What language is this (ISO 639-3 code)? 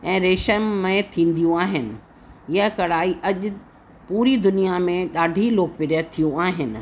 snd